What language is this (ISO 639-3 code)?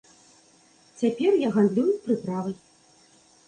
bel